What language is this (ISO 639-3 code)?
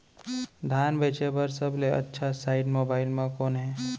hne